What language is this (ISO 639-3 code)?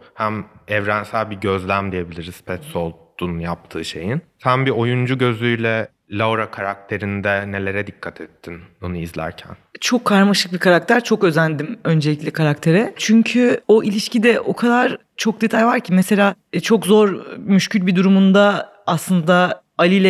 tur